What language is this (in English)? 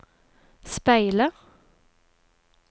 Norwegian